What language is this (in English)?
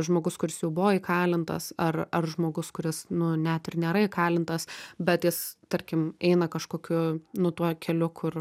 Lithuanian